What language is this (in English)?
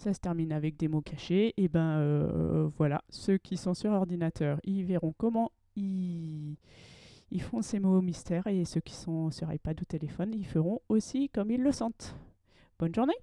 French